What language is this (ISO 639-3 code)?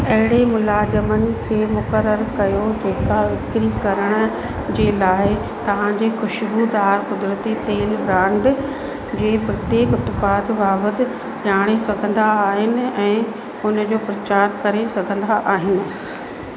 snd